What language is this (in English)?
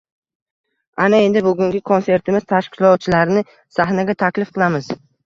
Uzbek